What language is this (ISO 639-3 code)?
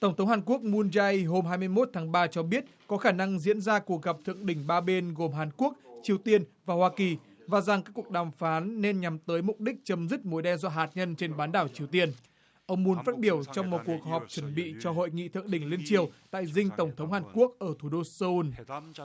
vie